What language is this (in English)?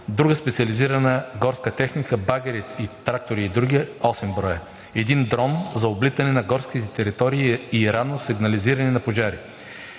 Bulgarian